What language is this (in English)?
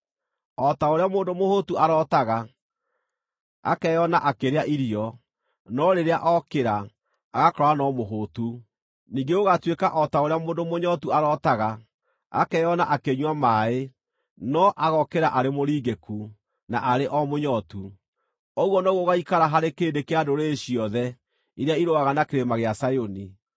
Kikuyu